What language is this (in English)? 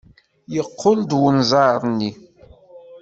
Kabyle